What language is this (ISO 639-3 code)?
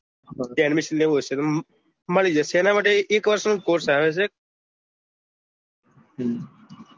guj